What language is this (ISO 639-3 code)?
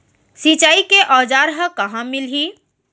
hne